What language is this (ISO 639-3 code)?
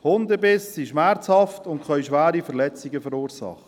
gsw